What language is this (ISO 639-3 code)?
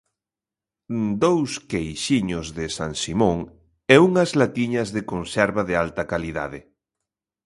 glg